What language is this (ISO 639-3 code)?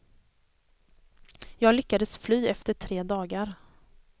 swe